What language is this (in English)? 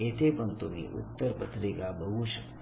Marathi